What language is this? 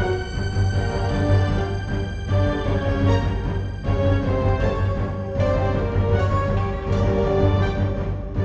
Indonesian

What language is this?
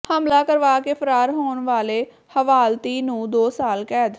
Punjabi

